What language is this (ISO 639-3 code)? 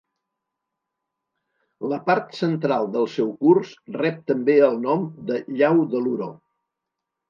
cat